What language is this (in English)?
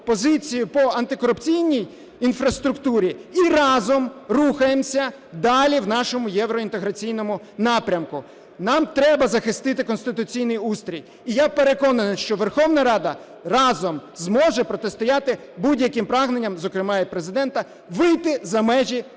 Ukrainian